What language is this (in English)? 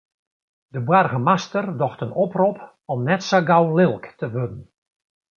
Western Frisian